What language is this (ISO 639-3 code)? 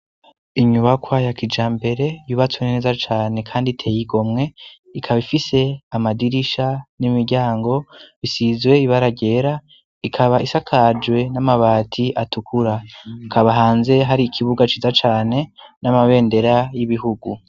run